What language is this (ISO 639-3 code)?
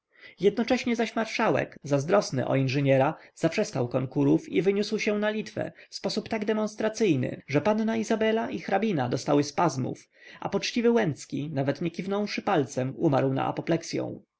pol